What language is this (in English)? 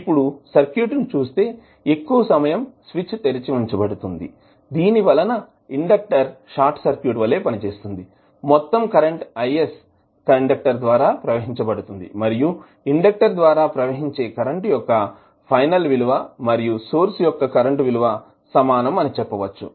Telugu